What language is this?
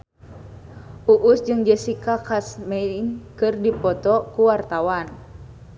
Sundanese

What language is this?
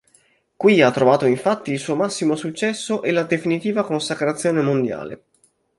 Italian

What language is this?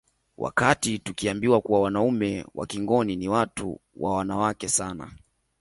Swahili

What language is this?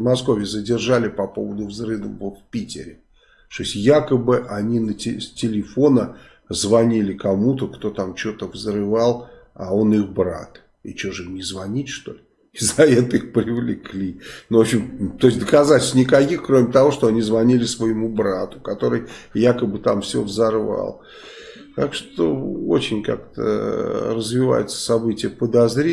Russian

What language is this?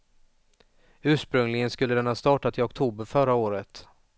Swedish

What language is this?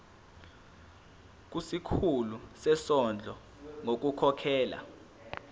Zulu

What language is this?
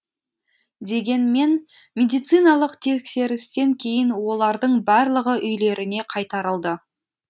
Kazakh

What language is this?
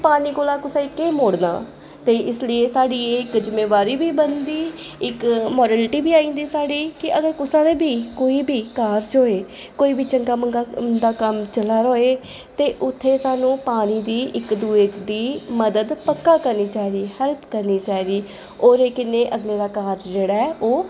Dogri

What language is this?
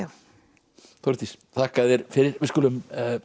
Icelandic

